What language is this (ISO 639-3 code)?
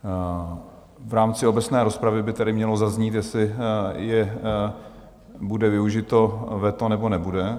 ces